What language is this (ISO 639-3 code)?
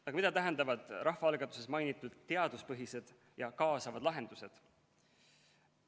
est